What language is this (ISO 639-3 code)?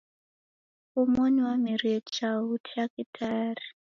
dav